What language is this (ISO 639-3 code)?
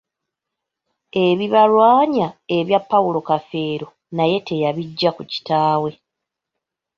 lug